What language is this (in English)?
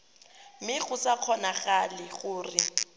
Tswana